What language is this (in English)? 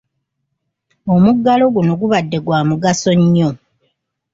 Ganda